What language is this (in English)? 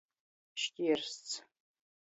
Latgalian